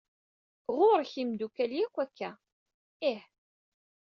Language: Kabyle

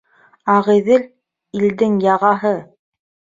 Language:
Bashkir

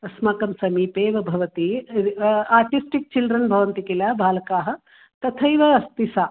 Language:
Sanskrit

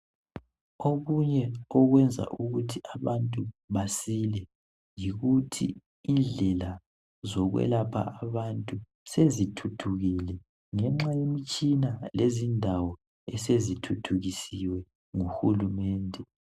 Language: North Ndebele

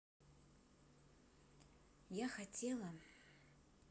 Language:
Russian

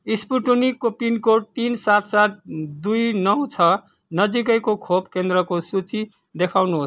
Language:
Nepali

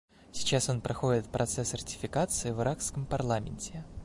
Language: Russian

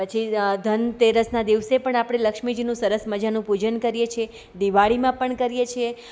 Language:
Gujarati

